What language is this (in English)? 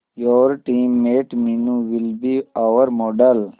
Hindi